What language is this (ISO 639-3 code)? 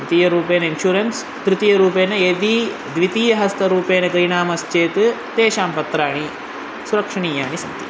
san